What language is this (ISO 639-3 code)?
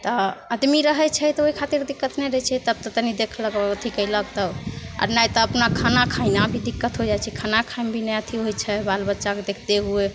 mai